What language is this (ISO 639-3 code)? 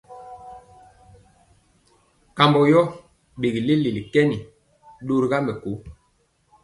mcx